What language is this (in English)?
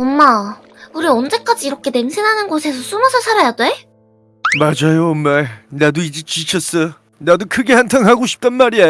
Korean